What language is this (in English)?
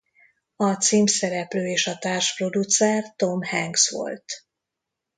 Hungarian